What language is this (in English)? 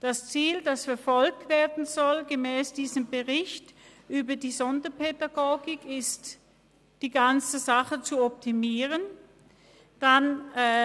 Swiss German